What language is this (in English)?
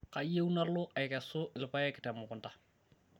Masai